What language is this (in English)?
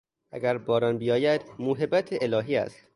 Persian